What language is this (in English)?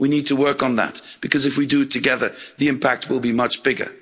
English